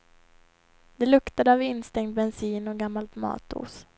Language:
Swedish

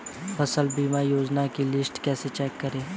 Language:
Hindi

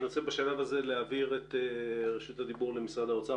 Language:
Hebrew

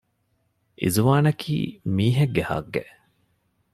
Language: Divehi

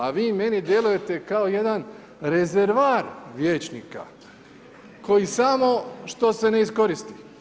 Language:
Croatian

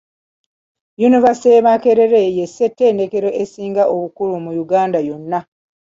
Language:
Ganda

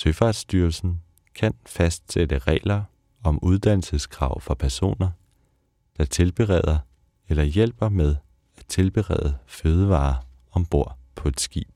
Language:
Danish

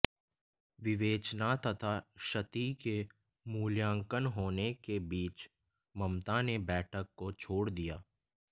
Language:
Hindi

